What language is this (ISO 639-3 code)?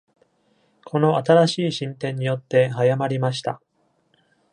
jpn